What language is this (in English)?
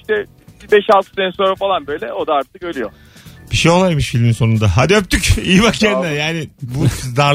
Turkish